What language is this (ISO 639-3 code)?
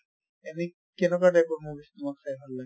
asm